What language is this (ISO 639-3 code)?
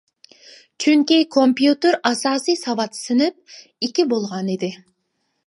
uig